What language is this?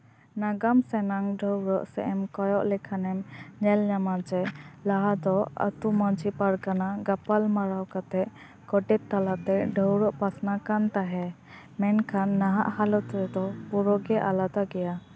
Santali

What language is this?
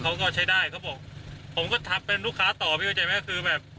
Thai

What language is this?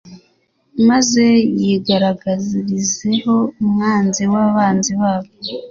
Kinyarwanda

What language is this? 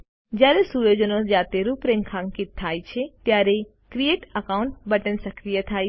Gujarati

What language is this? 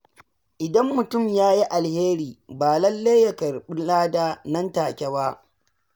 Hausa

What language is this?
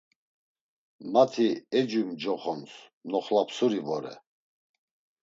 Laz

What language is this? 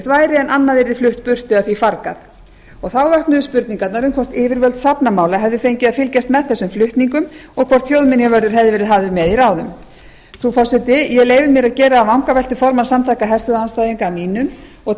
Icelandic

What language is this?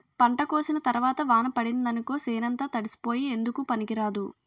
Telugu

